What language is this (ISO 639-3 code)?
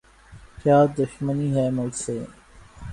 urd